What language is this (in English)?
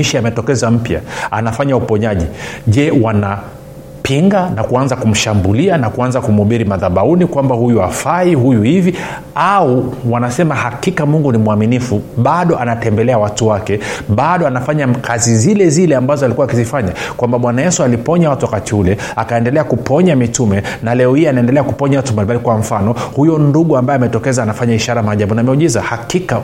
Swahili